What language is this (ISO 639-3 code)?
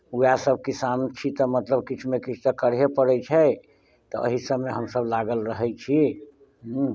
mai